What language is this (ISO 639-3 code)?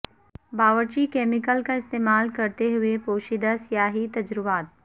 urd